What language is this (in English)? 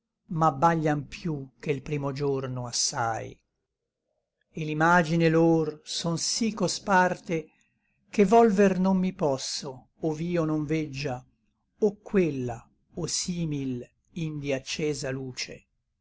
Italian